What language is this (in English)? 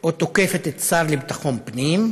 Hebrew